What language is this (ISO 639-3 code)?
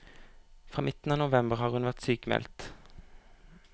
nor